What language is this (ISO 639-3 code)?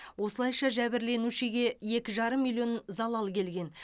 kaz